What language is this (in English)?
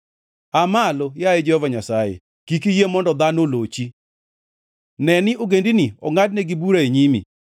Luo (Kenya and Tanzania)